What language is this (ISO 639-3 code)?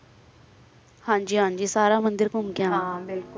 pan